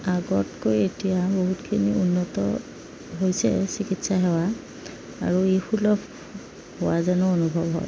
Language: Assamese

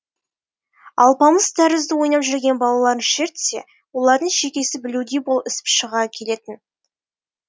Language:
Kazakh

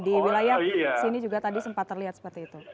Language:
Indonesian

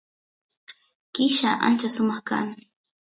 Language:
Santiago del Estero Quichua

